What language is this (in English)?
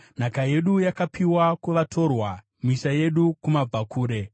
Shona